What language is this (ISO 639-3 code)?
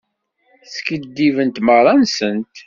kab